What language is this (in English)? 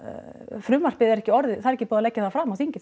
Icelandic